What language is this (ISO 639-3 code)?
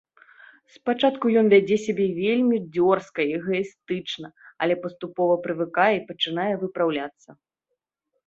bel